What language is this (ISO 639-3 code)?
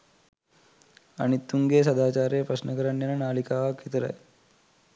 sin